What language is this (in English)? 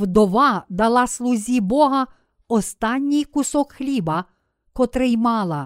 Ukrainian